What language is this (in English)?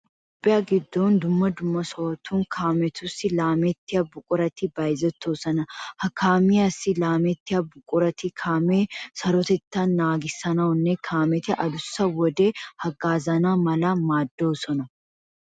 Wolaytta